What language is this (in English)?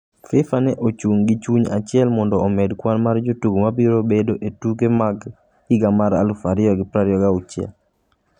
Luo (Kenya and Tanzania)